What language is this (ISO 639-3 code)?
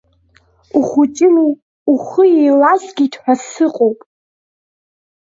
abk